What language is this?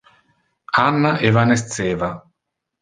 Interlingua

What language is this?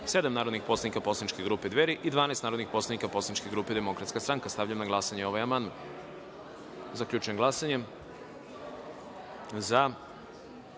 Serbian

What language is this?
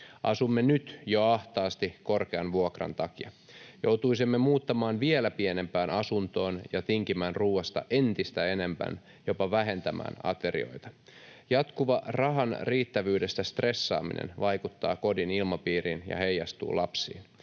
Finnish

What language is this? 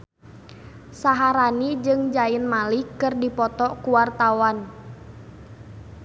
Sundanese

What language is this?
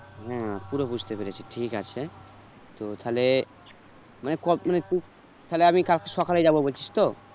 Bangla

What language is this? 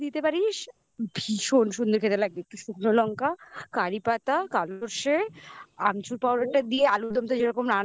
Bangla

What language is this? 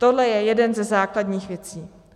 Czech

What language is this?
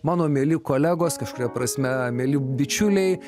Lithuanian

